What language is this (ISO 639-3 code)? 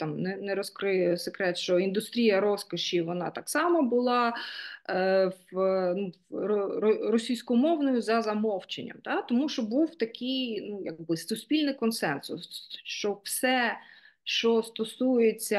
ukr